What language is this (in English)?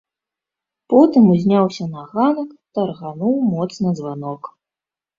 Belarusian